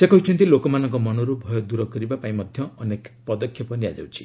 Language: Odia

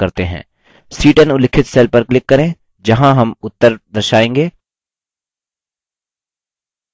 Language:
Hindi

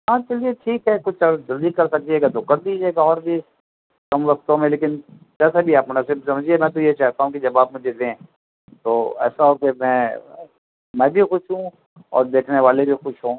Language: Urdu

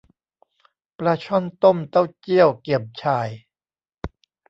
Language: Thai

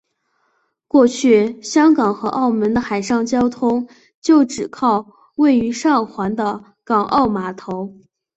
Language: Chinese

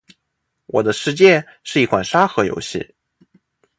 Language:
Chinese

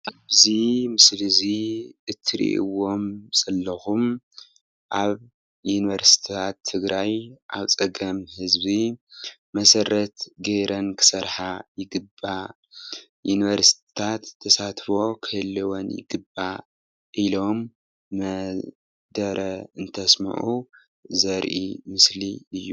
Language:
Tigrinya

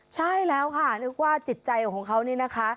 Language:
Thai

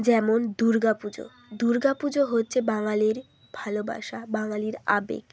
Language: Bangla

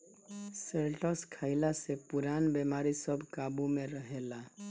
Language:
Bhojpuri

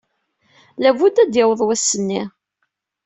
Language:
Kabyle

